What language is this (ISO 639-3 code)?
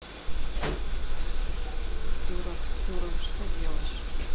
rus